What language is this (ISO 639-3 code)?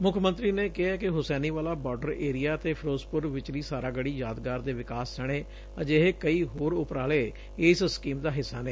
pan